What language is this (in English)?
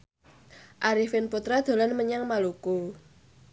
Javanese